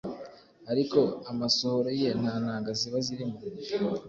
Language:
Kinyarwanda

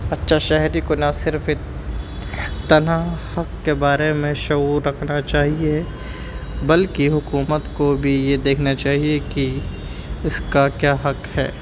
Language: Urdu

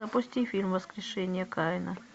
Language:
Russian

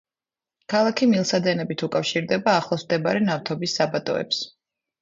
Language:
Georgian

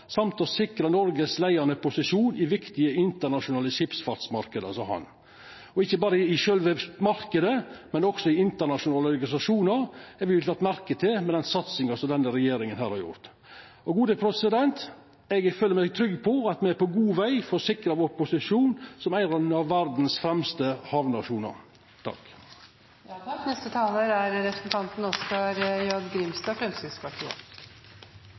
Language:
Norwegian Nynorsk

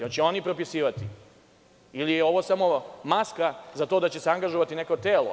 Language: Serbian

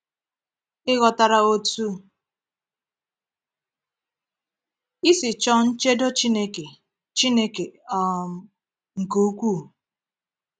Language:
Igbo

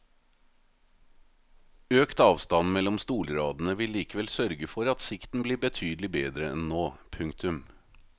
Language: Norwegian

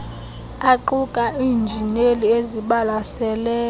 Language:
Xhosa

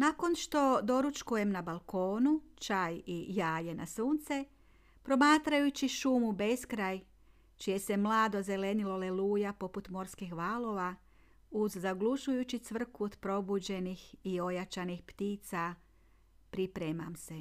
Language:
Croatian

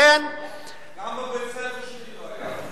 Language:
Hebrew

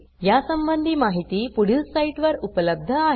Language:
Marathi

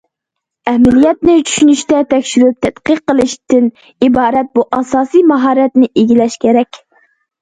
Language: Uyghur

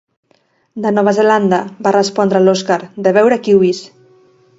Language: Catalan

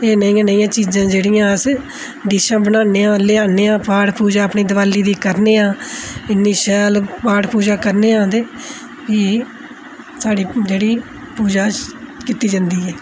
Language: Dogri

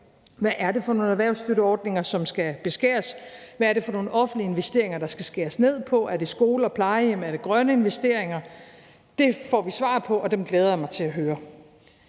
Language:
Danish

